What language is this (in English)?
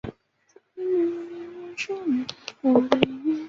Chinese